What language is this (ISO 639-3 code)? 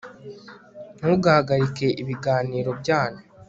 kin